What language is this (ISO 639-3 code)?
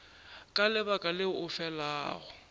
nso